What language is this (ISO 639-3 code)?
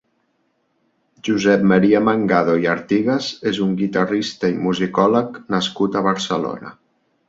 cat